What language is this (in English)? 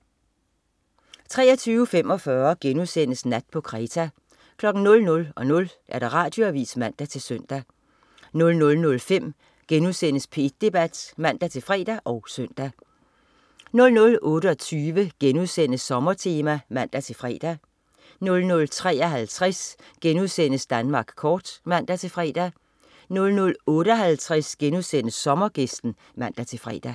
Danish